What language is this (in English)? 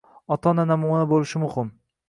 Uzbek